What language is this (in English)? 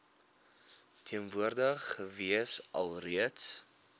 Afrikaans